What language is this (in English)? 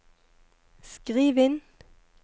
Norwegian